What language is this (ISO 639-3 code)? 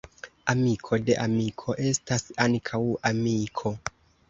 epo